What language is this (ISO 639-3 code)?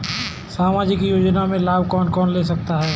hin